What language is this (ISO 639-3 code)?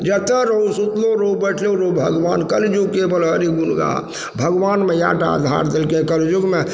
mai